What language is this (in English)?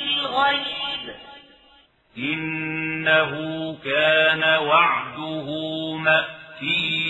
Arabic